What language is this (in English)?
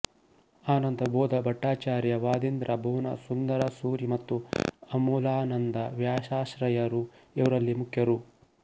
Kannada